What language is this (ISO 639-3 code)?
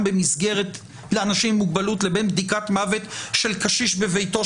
heb